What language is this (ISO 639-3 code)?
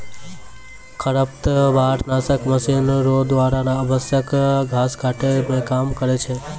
mai